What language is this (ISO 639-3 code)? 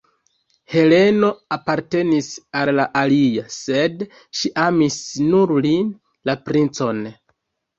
epo